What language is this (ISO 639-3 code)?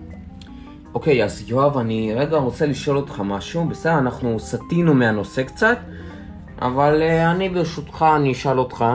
heb